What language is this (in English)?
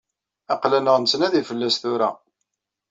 Kabyle